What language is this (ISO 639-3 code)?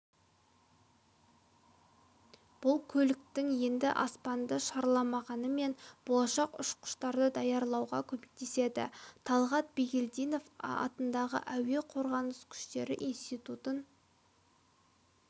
kaz